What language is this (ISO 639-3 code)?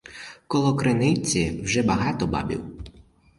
ukr